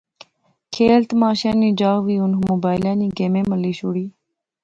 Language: Pahari-Potwari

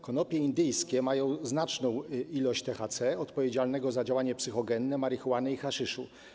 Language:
Polish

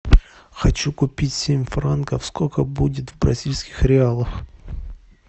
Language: Russian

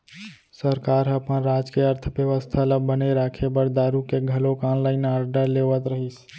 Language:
Chhattisgarhi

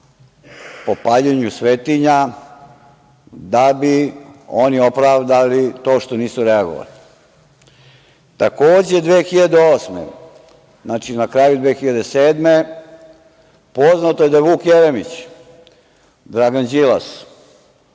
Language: Serbian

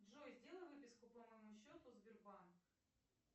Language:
Russian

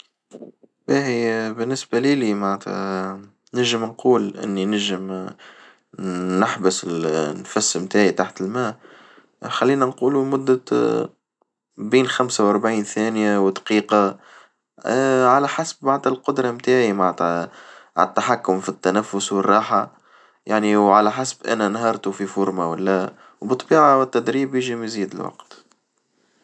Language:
Tunisian Arabic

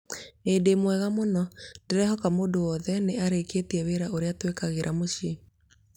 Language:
Kikuyu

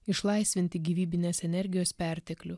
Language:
Lithuanian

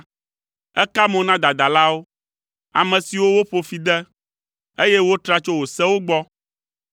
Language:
Ewe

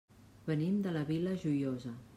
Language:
Catalan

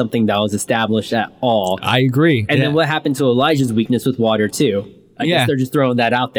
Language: English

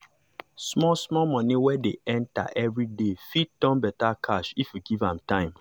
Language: Nigerian Pidgin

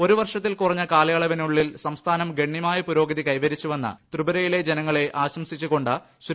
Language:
Malayalam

